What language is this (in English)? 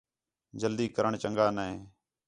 Khetrani